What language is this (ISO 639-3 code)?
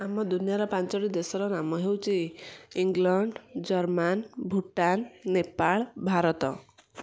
ori